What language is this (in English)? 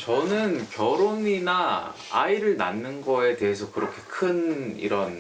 Korean